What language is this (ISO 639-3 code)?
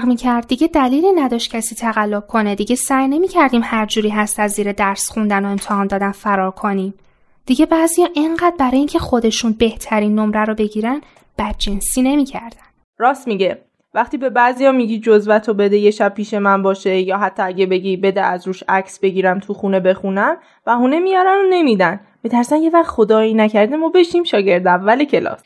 fas